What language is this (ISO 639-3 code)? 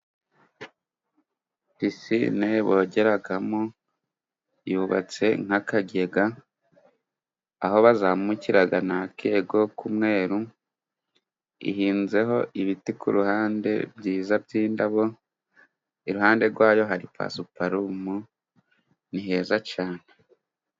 kin